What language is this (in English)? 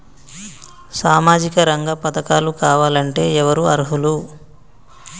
Telugu